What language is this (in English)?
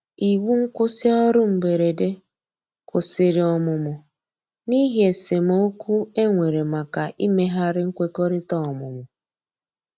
Igbo